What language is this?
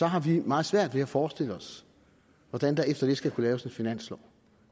Danish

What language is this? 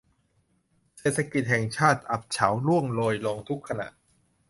Thai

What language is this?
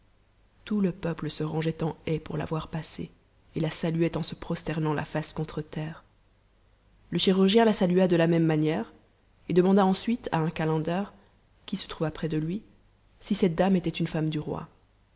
French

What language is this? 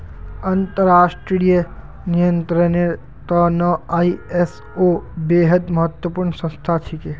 Magahi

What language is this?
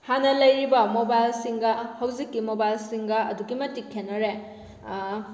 Manipuri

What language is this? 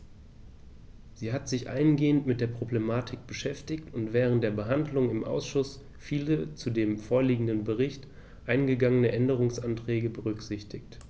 German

